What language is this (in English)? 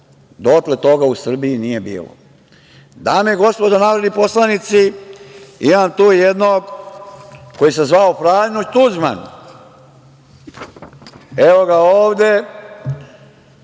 Serbian